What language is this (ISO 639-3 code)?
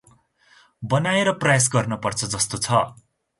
nep